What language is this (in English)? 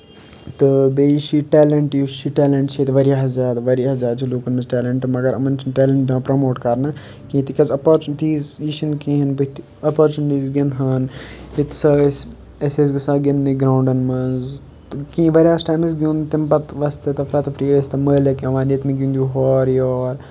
Kashmiri